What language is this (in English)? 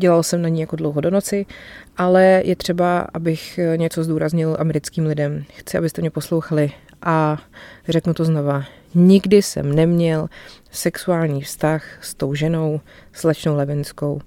Czech